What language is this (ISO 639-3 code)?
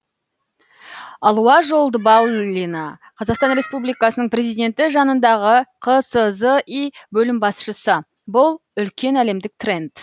kaz